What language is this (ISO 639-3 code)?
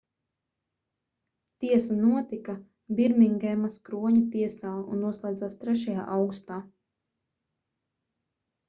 lav